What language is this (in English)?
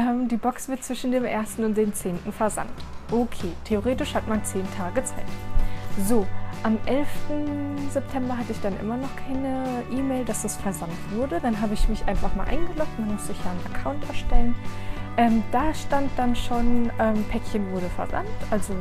German